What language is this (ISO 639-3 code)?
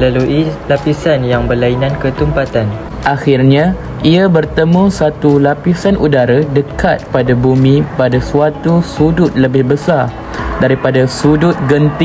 msa